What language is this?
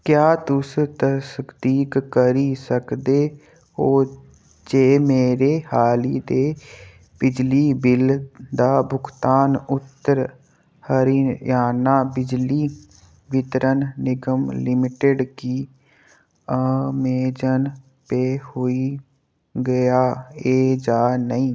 Dogri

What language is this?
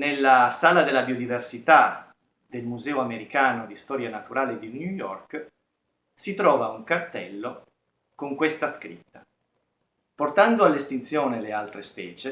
Italian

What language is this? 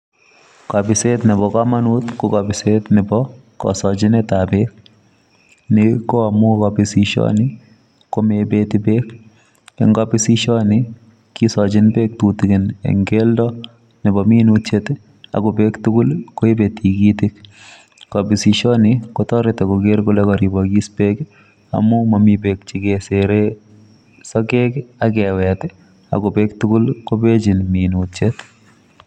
Kalenjin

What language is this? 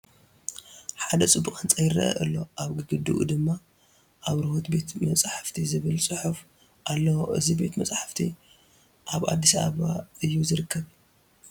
Tigrinya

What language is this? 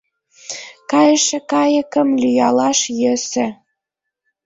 Mari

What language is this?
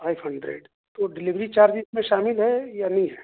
Urdu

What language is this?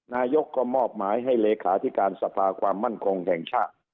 Thai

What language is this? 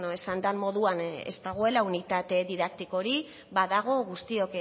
Basque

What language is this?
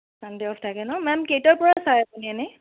Assamese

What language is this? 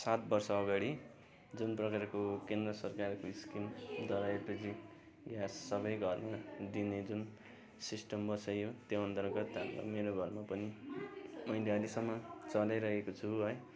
Nepali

